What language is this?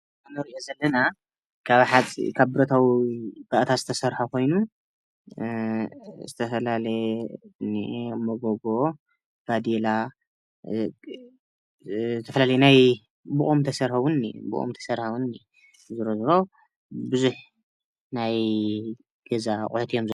Tigrinya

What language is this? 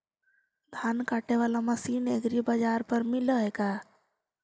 Magahi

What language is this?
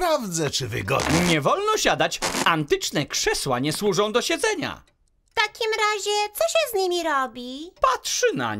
Polish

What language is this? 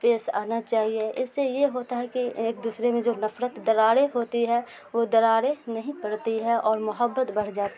Urdu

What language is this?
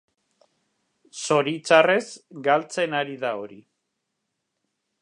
Basque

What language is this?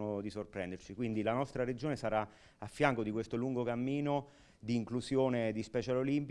Italian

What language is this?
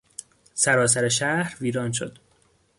Persian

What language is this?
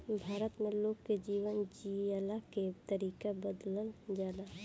Bhojpuri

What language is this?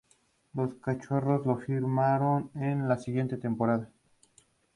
Spanish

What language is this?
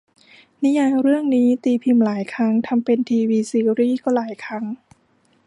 Thai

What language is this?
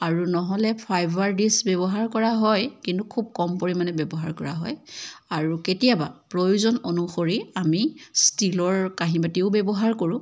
Assamese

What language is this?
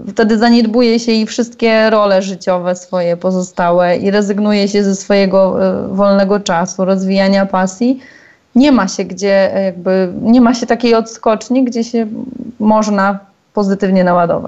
Polish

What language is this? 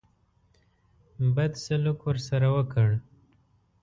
Pashto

